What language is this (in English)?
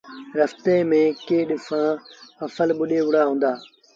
Sindhi Bhil